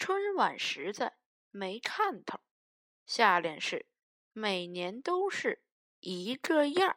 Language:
Chinese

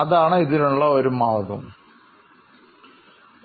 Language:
Malayalam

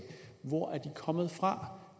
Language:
Danish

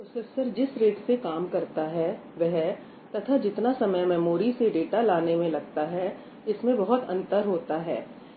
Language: Hindi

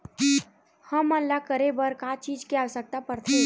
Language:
Chhattisgarhi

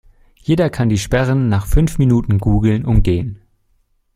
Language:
German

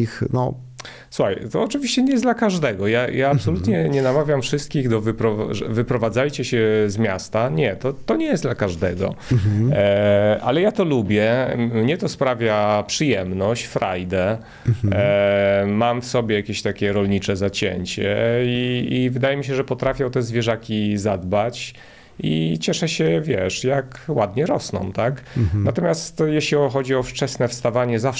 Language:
Polish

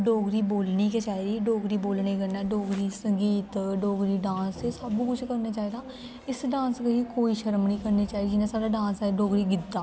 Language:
Dogri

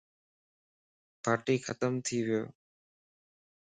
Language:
Lasi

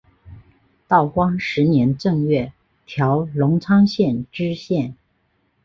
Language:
Chinese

